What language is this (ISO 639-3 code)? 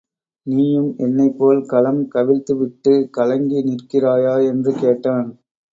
tam